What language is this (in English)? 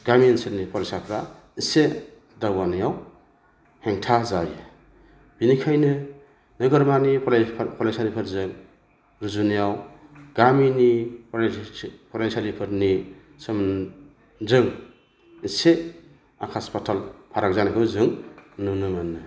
Bodo